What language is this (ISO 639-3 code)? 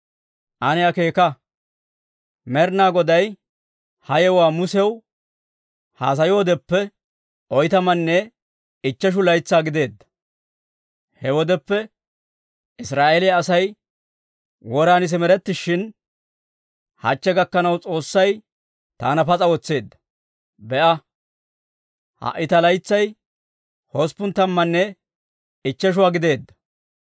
dwr